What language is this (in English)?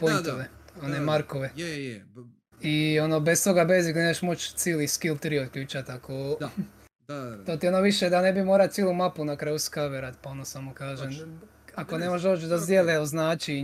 Croatian